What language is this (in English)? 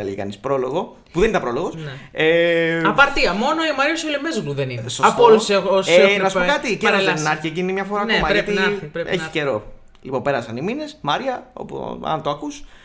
Greek